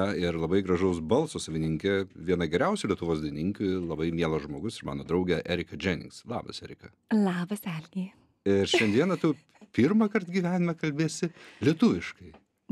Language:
Lithuanian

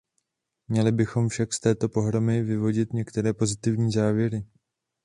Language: Czech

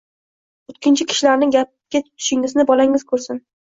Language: Uzbek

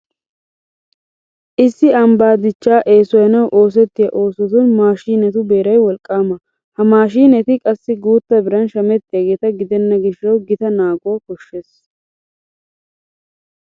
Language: Wolaytta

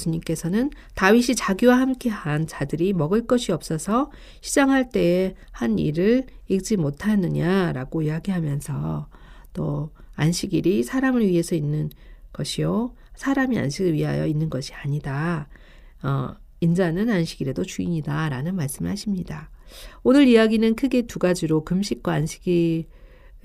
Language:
Korean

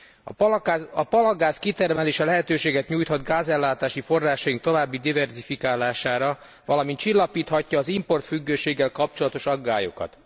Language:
Hungarian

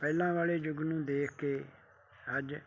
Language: Punjabi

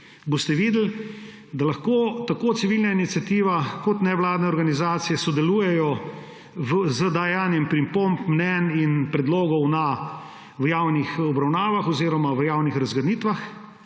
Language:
Slovenian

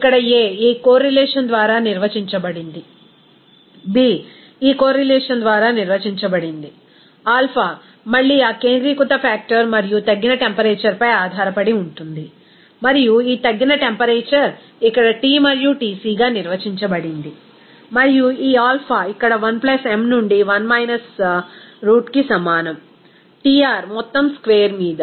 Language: Telugu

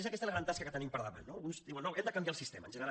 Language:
Catalan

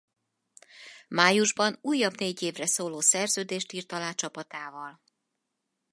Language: Hungarian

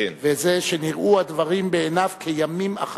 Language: Hebrew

